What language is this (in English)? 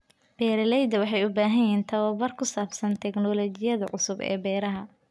Somali